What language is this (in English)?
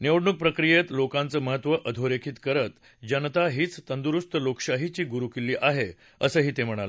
Marathi